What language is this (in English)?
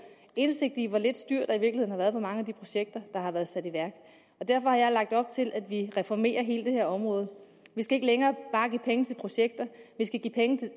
Danish